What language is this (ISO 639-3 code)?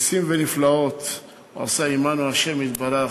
heb